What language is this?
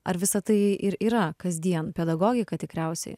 Lithuanian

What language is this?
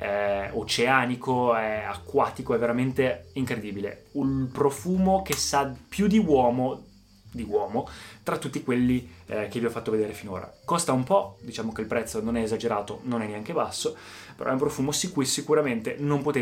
Italian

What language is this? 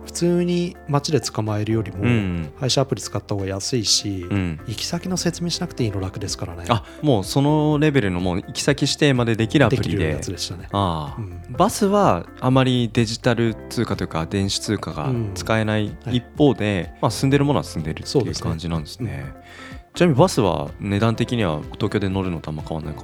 Japanese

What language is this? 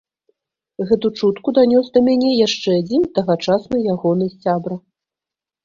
Belarusian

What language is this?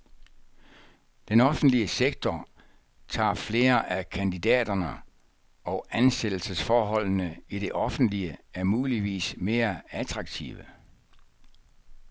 Danish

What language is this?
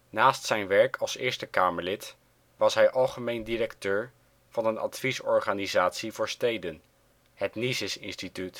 Dutch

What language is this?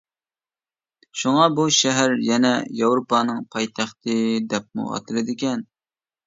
Uyghur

